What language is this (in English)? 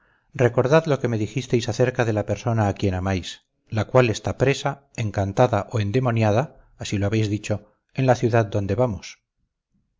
Spanish